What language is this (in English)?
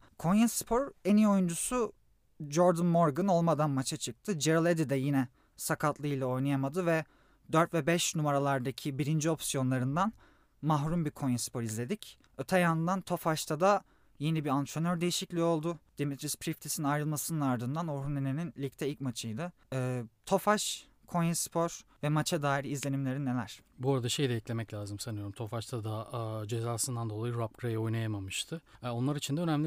Turkish